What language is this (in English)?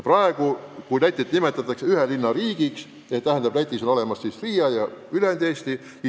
Estonian